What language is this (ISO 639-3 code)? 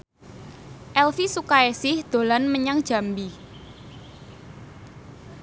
jav